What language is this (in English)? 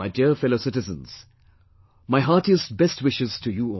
English